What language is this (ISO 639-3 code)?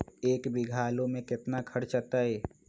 mag